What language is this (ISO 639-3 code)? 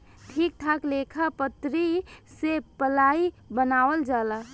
bho